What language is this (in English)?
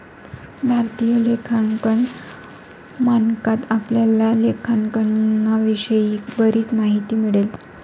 Marathi